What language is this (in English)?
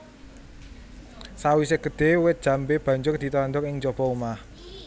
Javanese